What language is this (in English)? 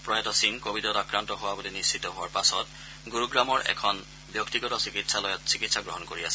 Assamese